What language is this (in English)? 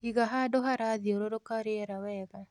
Kikuyu